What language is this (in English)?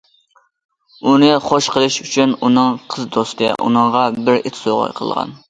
Uyghur